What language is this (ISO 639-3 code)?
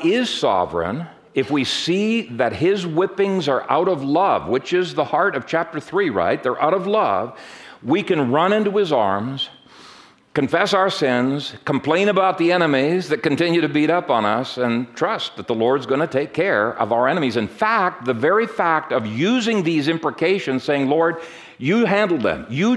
eng